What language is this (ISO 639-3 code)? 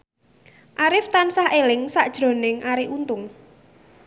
jav